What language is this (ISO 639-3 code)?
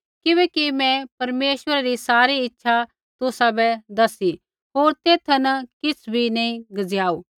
kfx